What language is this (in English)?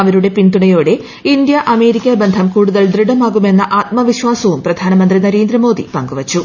Malayalam